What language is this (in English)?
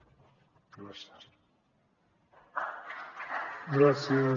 Catalan